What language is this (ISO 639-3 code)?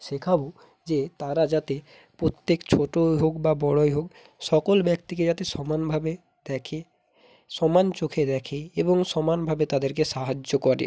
ben